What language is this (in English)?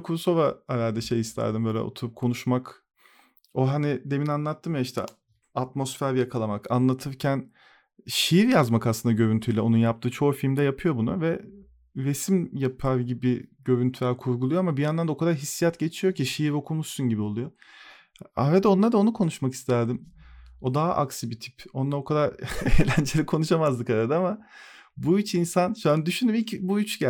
Turkish